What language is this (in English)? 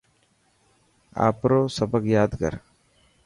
Dhatki